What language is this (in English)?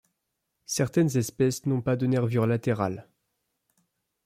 French